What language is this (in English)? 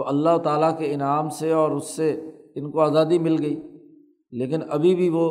Urdu